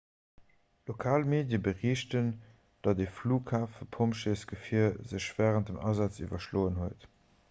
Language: Luxembourgish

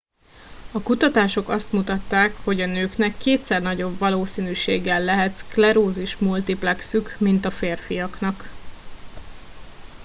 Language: Hungarian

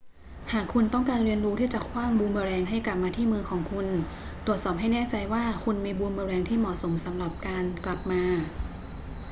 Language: Thai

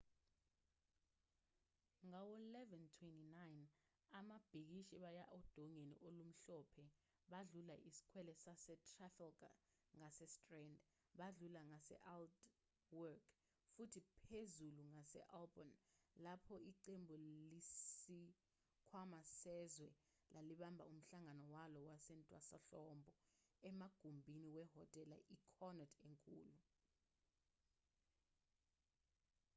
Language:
Zulu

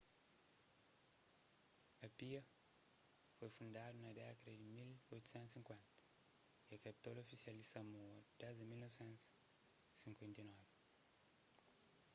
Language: Kabuverdianu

